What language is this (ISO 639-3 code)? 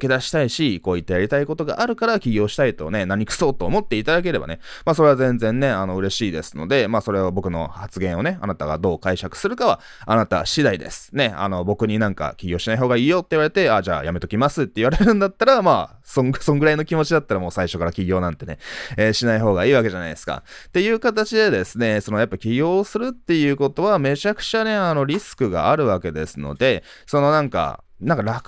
jpn